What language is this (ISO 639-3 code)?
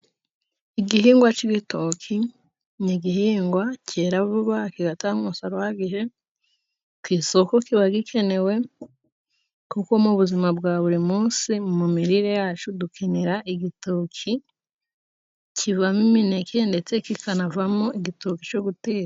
kin